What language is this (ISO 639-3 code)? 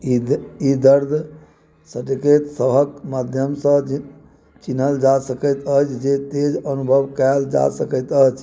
mai